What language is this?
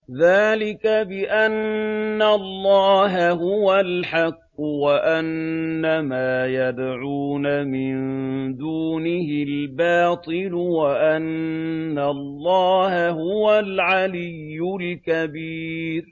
Arabic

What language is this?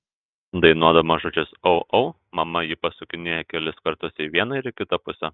Lithuanian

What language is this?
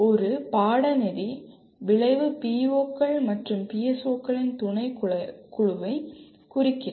Tamil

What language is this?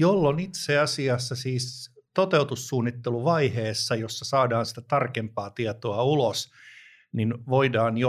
Finnish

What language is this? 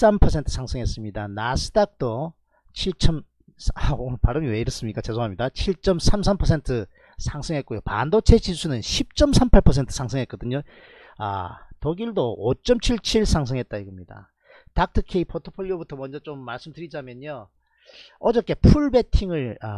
Korean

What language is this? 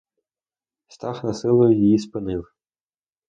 Ukrainian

